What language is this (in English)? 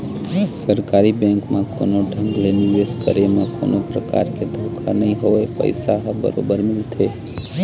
Chhattisgarhi